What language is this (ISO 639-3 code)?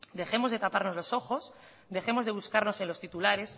spa